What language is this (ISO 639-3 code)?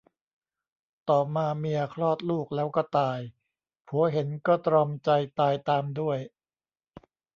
tha